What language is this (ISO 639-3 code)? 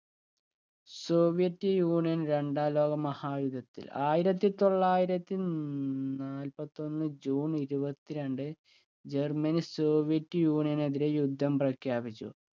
mal